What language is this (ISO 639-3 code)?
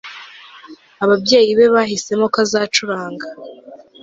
kin